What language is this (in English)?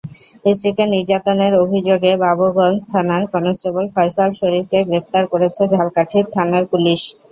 Bangla